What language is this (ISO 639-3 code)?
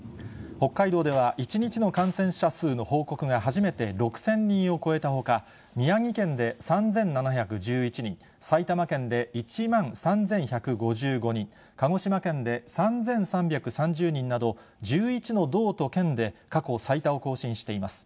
jpn